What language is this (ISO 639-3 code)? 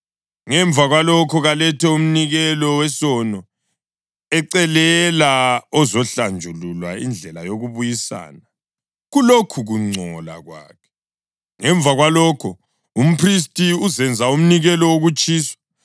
nde